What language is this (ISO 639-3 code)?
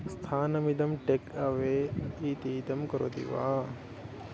san